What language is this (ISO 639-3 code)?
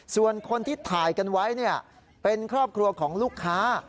tha